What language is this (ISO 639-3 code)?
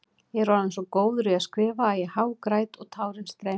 isl